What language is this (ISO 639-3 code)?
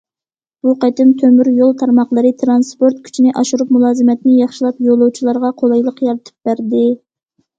uig